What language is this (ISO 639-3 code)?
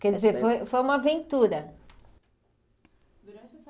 por